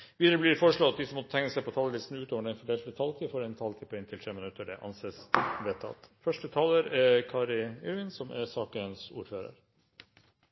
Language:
Norwegian Bokmål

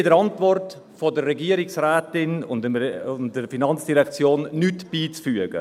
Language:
Swiss German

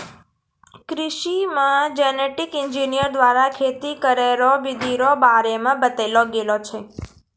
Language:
Maithili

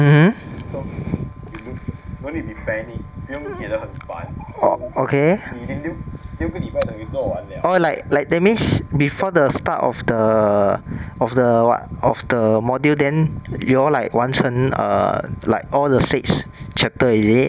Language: English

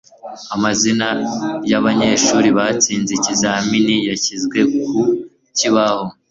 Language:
Kinyarwanda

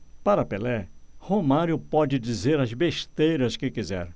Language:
Portuguese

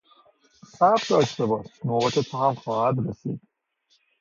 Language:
Persian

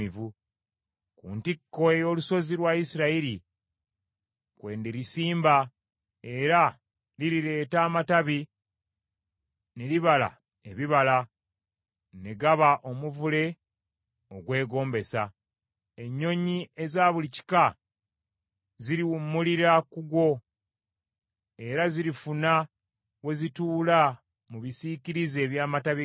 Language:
Ganda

